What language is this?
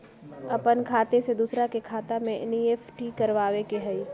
Magahi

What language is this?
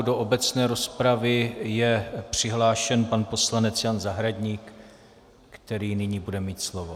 Czech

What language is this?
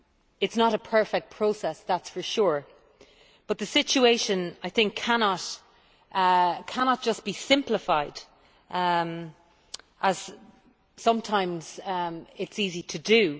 English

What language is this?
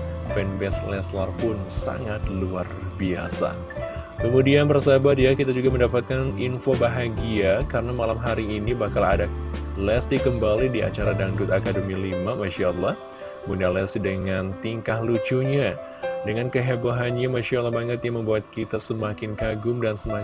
Indonesian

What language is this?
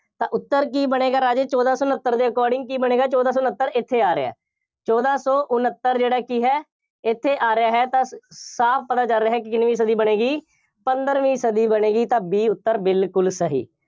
Punjabi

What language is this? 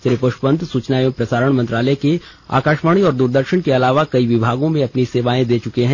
Hindi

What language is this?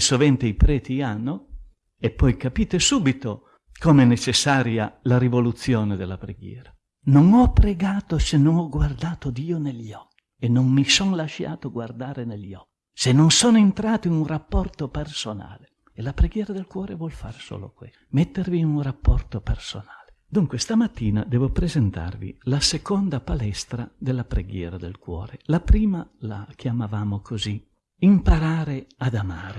Italian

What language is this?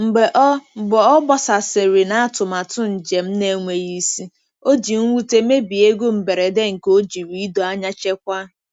Igbo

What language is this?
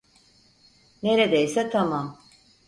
Turkish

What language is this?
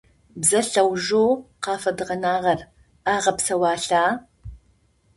Adyghe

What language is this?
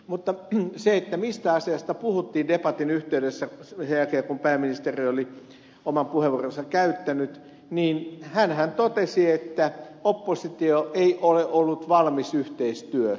Finnish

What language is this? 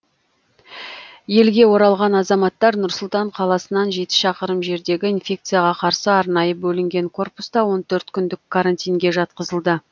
Kazakh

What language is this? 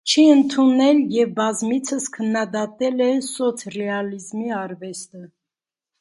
Armenian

